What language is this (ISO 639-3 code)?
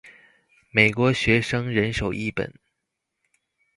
zho